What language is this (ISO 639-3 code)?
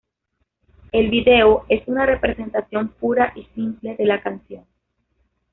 spa